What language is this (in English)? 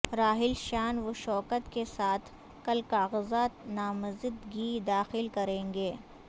Urdu